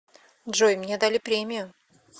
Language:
Russian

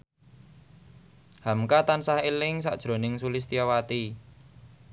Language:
Javanese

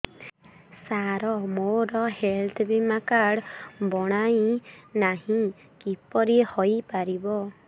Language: Odia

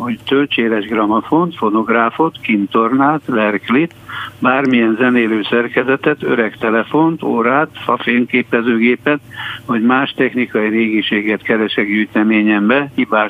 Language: Hungarian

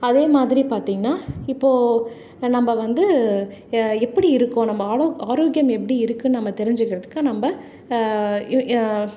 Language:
Tamil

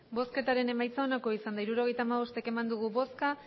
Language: Basque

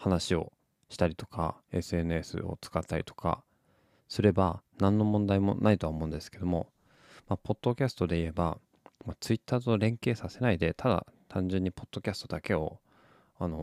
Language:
Japanese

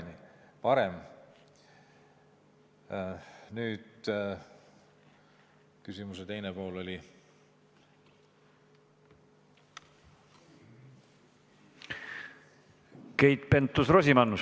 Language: Estonian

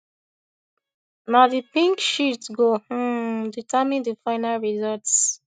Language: Nigerian Pidgin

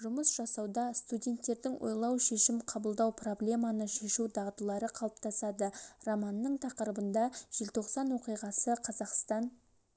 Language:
Kazakh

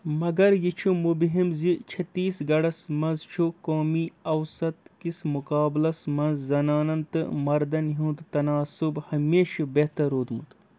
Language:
Kashmiri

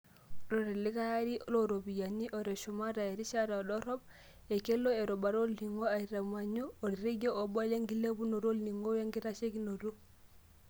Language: Masai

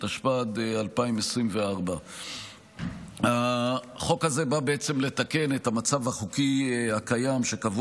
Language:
Hebrew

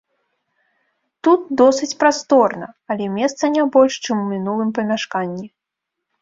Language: Belarusian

